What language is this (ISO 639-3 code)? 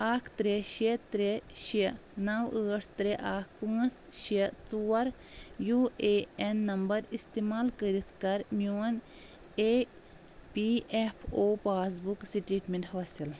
kas